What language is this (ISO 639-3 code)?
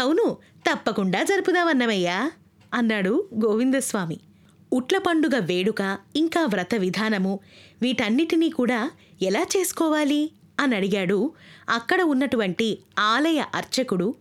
tel